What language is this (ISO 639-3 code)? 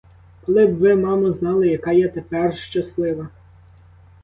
ukr